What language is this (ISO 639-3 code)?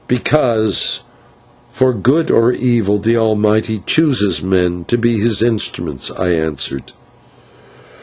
eng